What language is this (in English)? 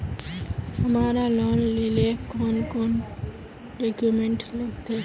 Magahi